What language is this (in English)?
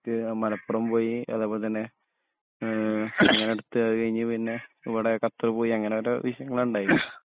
Malayalam